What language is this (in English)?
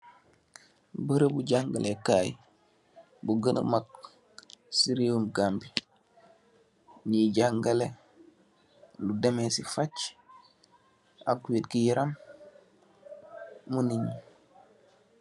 Wolof